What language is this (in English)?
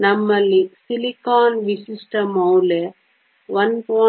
Kannada